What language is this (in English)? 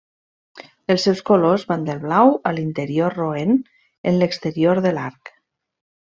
Catalan